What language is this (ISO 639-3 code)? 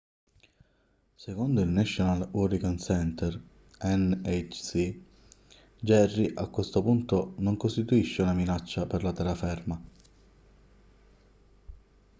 ita